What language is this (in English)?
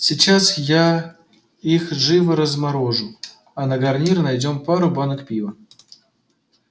Russian